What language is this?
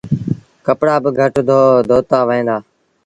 Sindhi Bhil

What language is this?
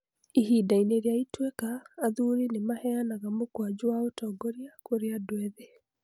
Kikuyu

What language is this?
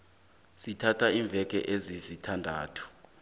South Ndebele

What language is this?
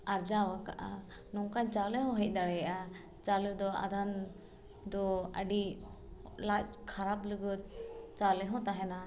Santali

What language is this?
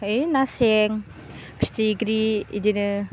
Bodo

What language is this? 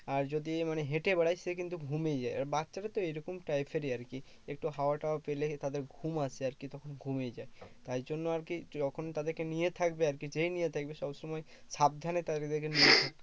Bangla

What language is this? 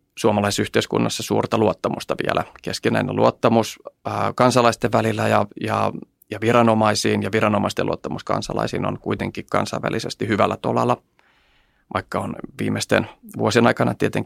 Finnish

